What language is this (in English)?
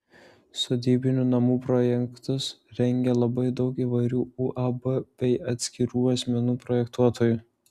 Lithuanian